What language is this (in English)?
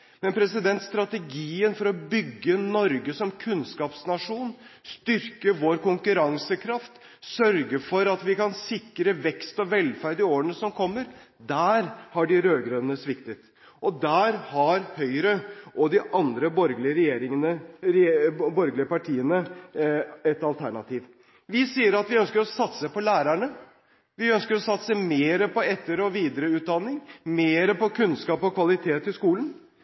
Norwegian Bokmål